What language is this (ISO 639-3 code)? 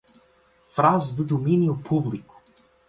por